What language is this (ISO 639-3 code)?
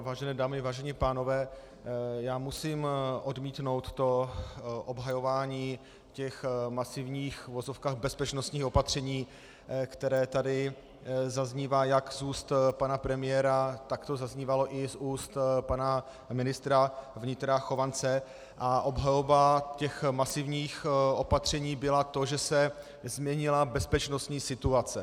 ces